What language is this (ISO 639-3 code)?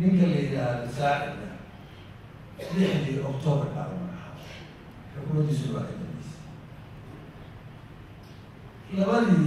ara